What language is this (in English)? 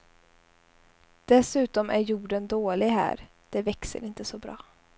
Swedish